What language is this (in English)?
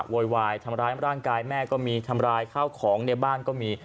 Thai